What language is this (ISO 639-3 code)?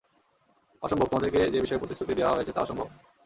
ben